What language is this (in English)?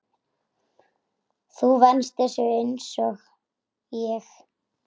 Icelandic